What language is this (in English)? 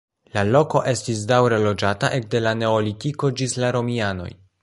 Esperanto